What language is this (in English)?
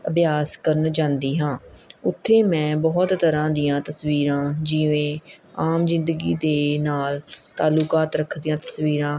Punjabi